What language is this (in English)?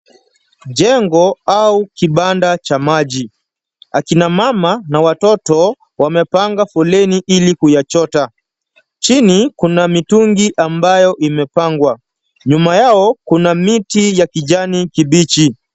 Swahili